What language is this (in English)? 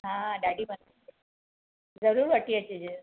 Sindhi